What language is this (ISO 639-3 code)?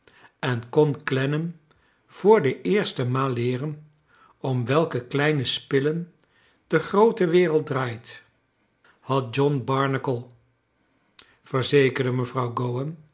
nld